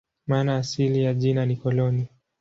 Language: Swahili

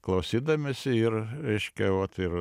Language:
Lithuanian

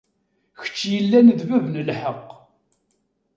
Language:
Kabyle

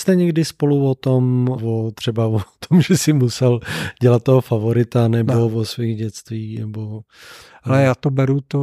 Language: Czech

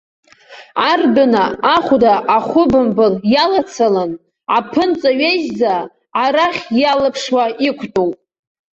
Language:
Abkhazian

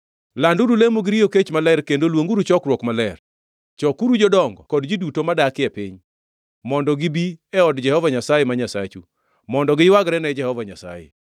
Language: Luo (Kenya and Tanzania)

